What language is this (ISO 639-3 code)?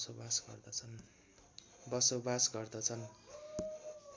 nep